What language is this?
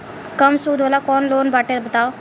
Bhojpuri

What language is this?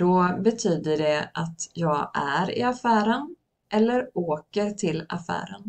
Swedish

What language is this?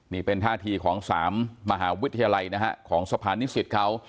Thai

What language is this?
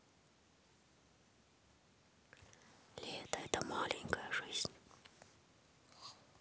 Russian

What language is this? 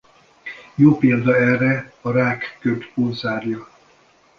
Hungarian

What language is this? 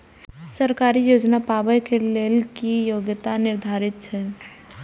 Maithili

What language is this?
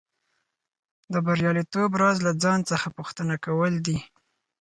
Pashto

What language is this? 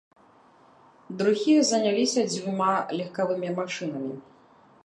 Belarusian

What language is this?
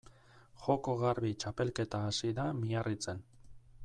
Basque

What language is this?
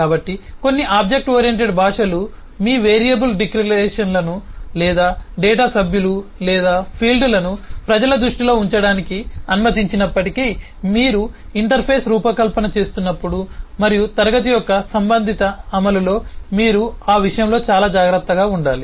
Telugu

